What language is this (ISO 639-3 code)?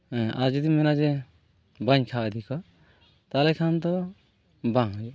sat